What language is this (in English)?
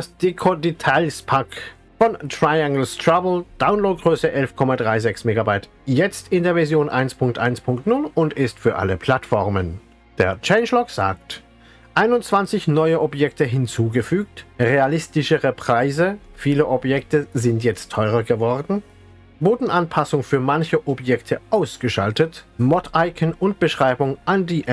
German